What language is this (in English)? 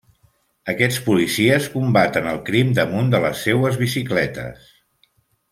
Catalan